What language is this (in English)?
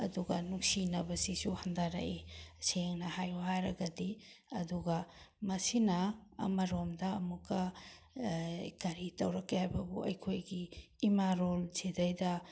Manipuri